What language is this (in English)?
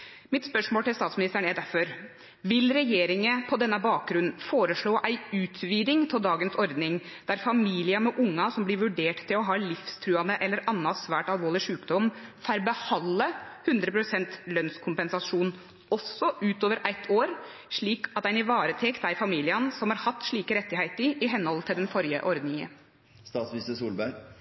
Norwegian Nynorsk